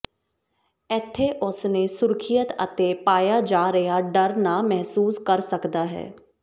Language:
Punjabi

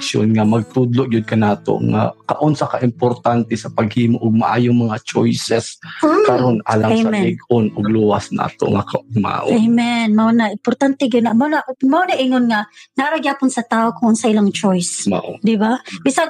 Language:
Filipino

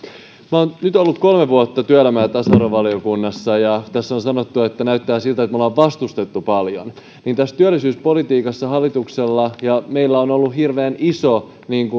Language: Finnish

